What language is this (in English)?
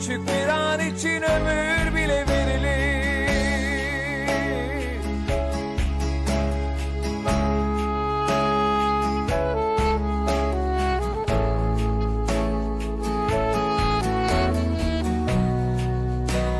Turkish